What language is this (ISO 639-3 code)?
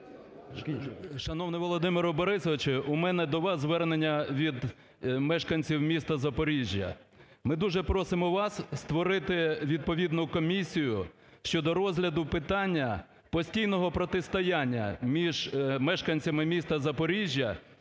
ukr